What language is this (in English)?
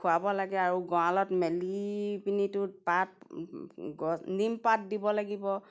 Assamese